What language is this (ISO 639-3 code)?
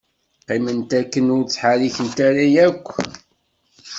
kab